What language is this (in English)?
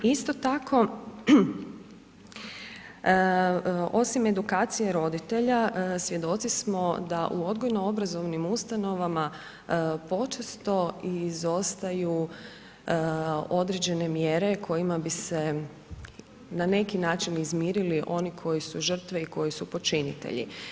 Croatian